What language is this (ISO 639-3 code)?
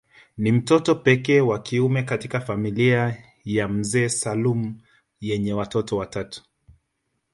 swa